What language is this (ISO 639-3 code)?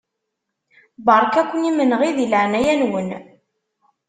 kab